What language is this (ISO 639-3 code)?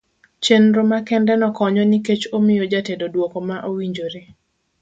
luo